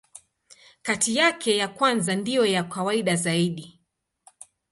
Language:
Swahili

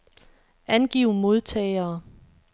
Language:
Danish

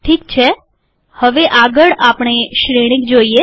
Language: Gujarati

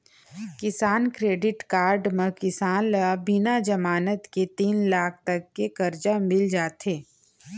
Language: Chhattisgarhi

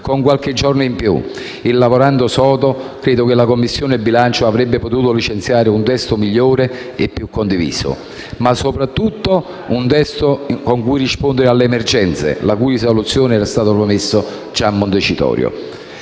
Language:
Italian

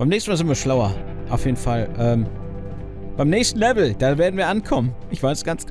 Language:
German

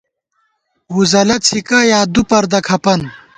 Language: Gawar-Bati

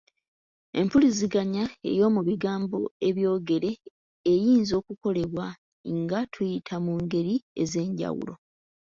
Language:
Ganda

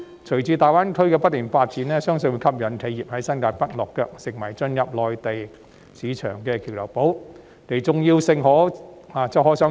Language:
Cantonese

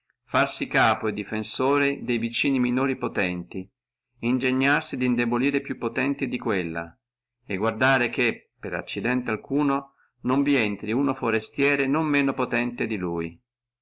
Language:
Italian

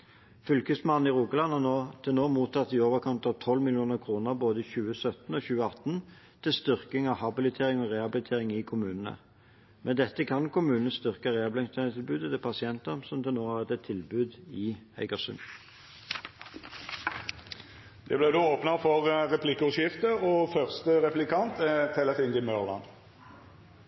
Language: Norwegian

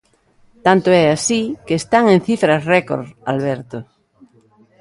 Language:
Galician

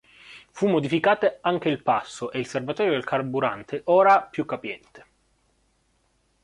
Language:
Italian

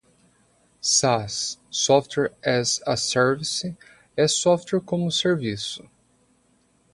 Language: Portuguese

